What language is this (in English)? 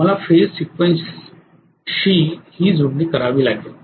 Marathi